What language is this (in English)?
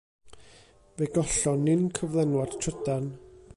Welsh